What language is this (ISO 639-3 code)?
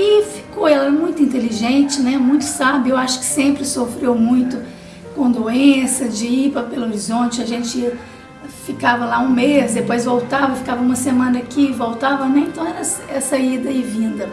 por